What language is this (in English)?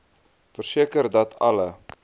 Afrikaans